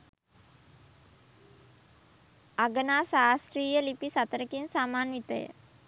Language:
Sinhala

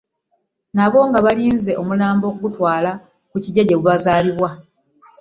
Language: Ganda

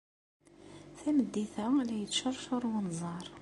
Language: Kabyle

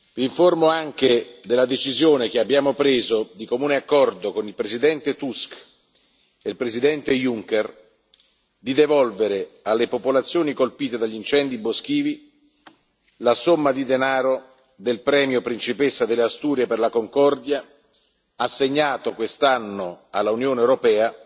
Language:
Italian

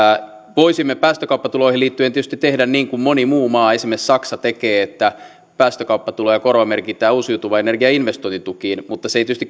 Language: Finnish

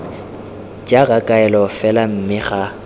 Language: Tswana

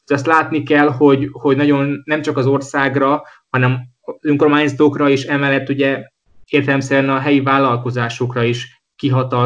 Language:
Hungarian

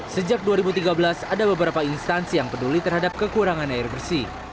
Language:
Indonesian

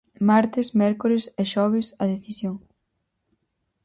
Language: Galician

